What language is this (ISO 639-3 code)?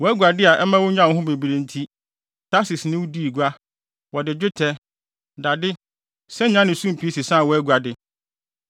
aka